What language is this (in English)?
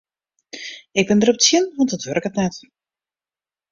Western Frisian